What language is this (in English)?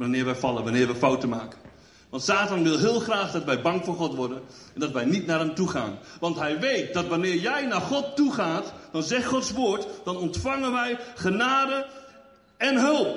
Dutch